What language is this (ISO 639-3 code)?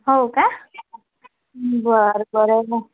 mar